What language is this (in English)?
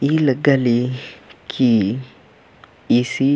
Kurukh